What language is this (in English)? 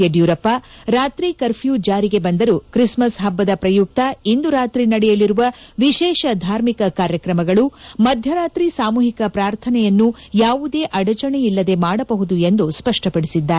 Kannada